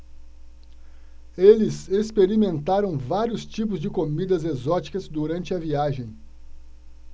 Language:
Portuguese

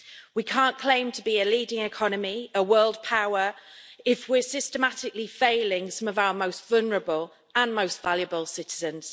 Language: English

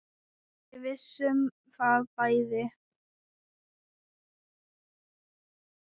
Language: Icelandic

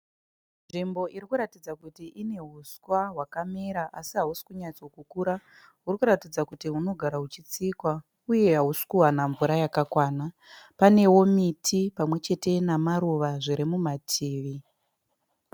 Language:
Shona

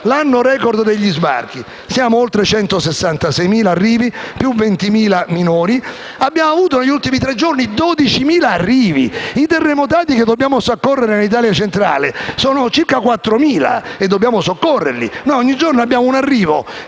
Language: Italian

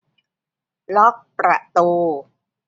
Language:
Thai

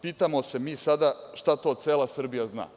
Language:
Serbian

